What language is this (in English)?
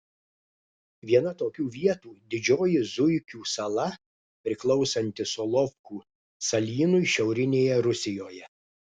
Lithuanian